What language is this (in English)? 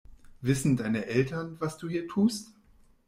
German